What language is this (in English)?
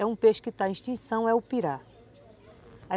Portuguese